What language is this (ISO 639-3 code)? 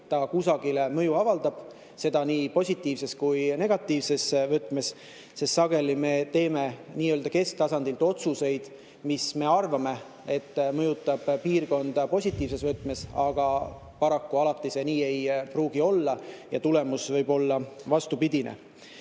est